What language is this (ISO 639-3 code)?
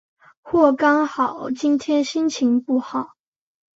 zho